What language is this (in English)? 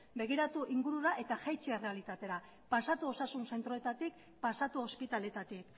Basque